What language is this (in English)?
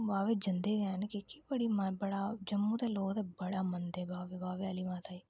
Dogri